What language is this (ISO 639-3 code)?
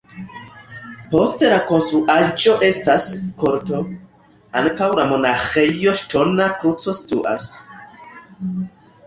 epo